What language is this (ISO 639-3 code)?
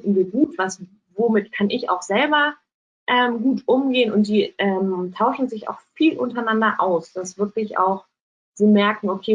deu